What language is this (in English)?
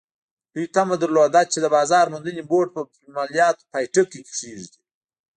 Pashto